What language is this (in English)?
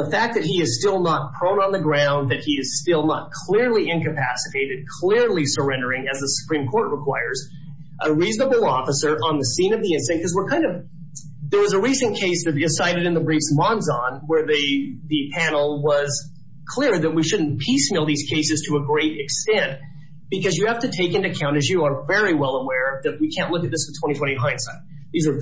English